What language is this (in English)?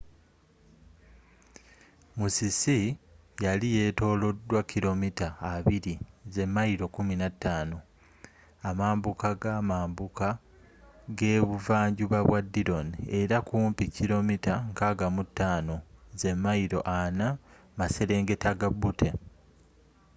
Ganda